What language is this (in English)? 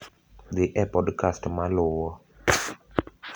Luo (Kenya and Tanzania)